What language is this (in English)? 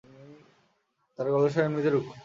Bangla